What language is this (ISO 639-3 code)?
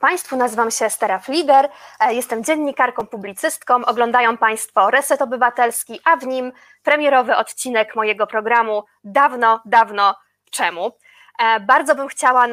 pol